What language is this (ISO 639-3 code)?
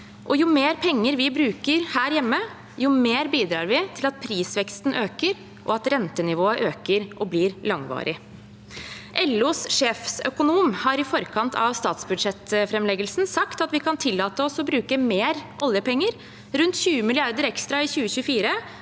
nor